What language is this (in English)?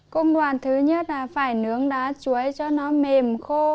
Vietnamese